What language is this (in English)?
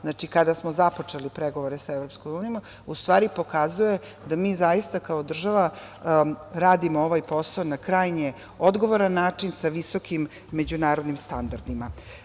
Serbian